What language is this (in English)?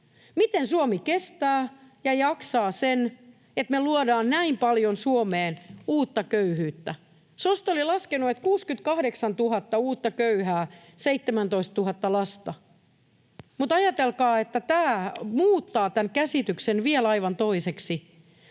Finnish